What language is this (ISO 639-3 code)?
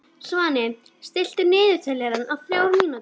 isl